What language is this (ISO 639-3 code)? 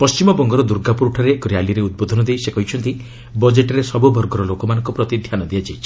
ori